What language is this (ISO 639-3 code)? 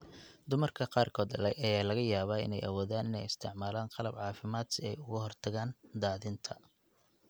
som